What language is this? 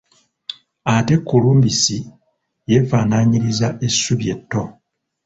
Ganda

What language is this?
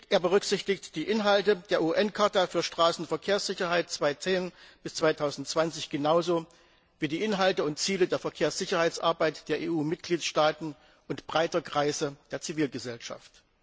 German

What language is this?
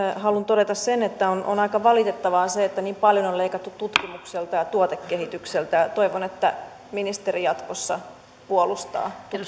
Finnish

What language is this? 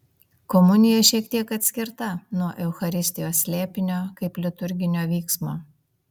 Lithuanian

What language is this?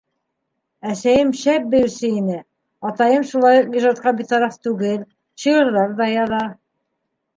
Bashkir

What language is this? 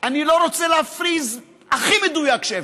Hebrew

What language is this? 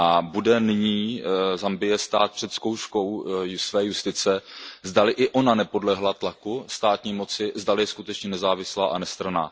Czech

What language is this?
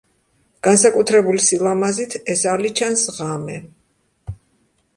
Georgian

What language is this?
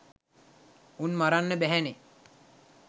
Sinhala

